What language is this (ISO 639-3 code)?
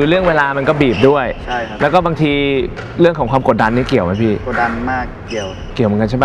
tha